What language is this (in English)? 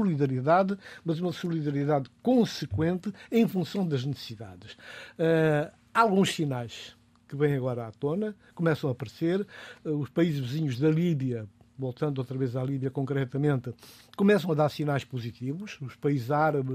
Portuguese